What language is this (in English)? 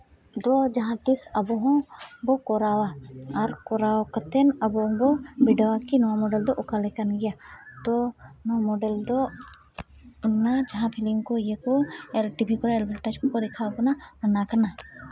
Santali